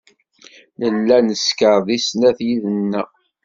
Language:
Kabyle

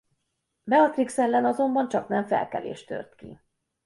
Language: Hungarian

